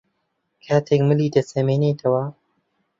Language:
Central Kurdish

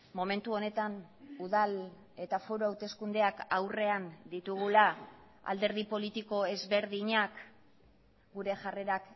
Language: Basque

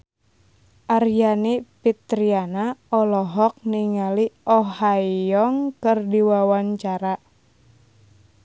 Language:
Sundanese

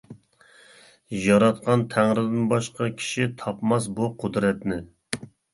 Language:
Uyghur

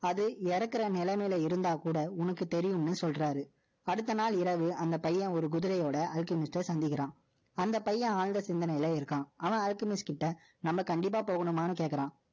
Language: Tamil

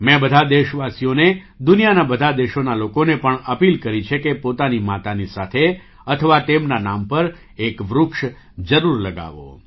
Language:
Gujarati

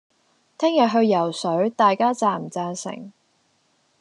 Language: Cantonese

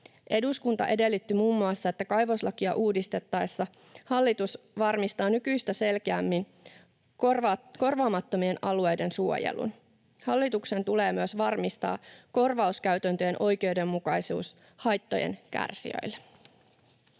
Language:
Finnish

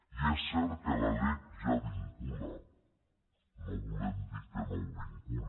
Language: Catalan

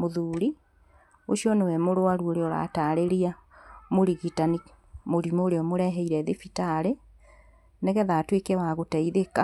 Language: Kikuyu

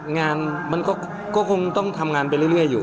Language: Thai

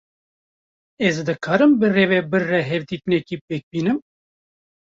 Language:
Kurdish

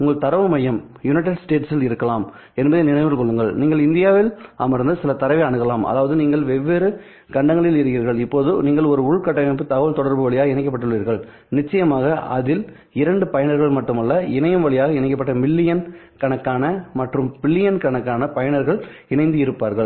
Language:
Tamil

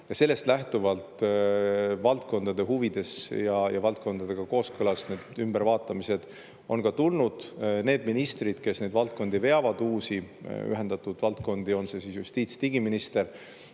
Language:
Estonian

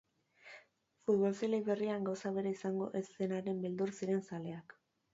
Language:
Basque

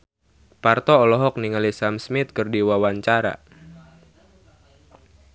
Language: Sundanese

